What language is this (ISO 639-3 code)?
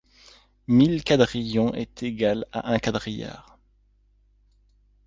fra